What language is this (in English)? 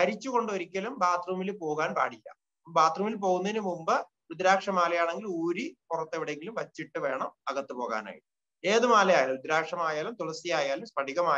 Arabic